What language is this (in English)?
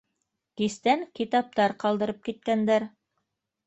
Bashkir